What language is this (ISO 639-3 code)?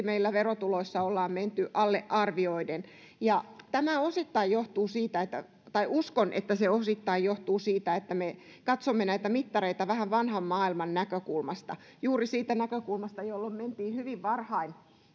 fin